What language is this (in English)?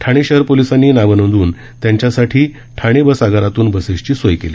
Marathi